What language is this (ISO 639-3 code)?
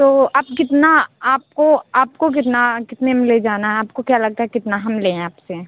hin